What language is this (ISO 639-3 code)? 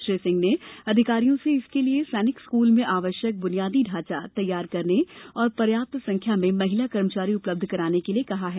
hin